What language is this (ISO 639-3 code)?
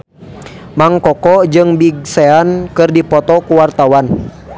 sun